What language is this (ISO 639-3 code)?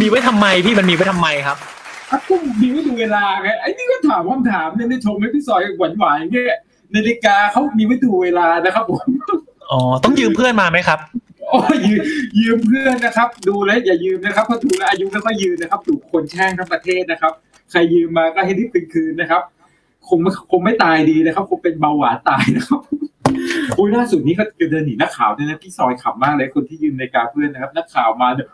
tha